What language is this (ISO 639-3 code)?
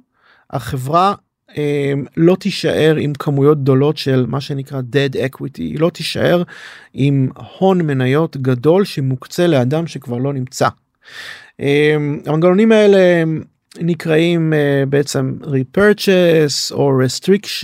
heb